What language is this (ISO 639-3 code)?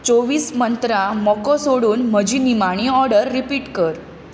kok